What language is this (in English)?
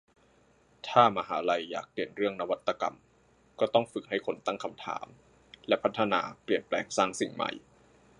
Thai